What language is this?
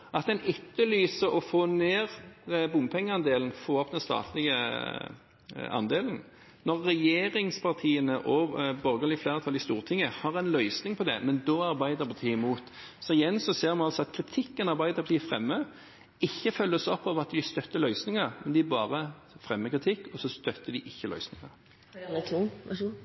Norwegian Bokmål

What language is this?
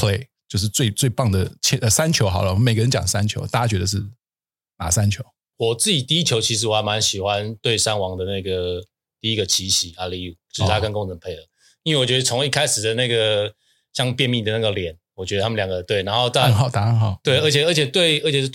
Chinese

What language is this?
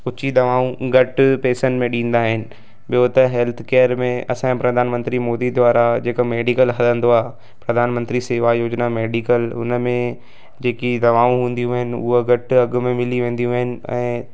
Sindhi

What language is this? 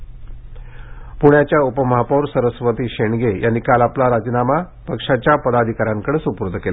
Marathi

